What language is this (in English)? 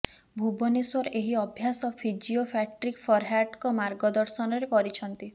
Odia